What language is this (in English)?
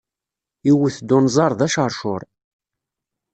Kabyle